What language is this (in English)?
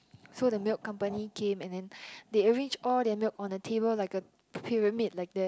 English